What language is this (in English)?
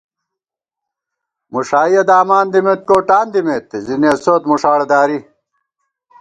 Gawar-Bati